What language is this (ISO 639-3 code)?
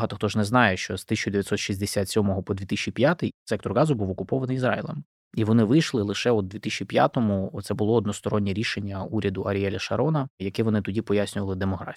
ukr